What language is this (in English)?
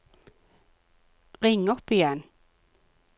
Norwegian